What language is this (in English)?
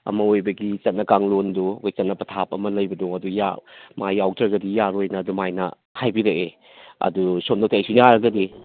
Manipuri